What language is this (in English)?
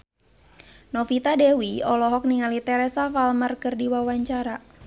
Sundanese